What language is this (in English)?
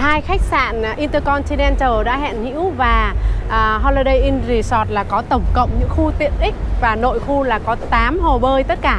Vietnamese